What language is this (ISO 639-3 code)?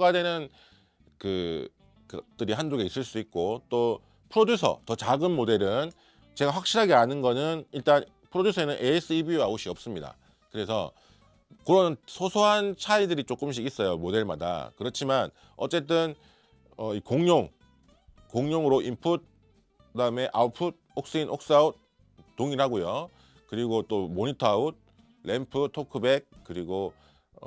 kor